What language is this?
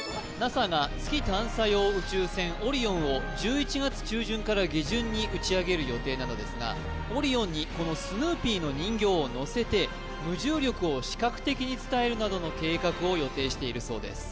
Japanese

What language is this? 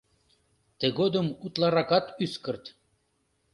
Mari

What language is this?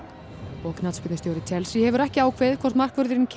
Icelandic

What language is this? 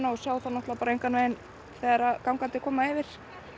Icelandic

